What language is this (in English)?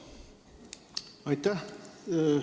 Estonian